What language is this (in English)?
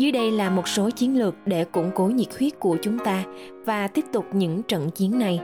Vietnamese